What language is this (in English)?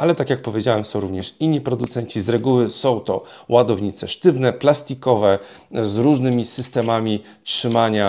Polish